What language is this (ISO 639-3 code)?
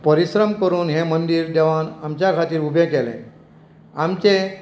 kok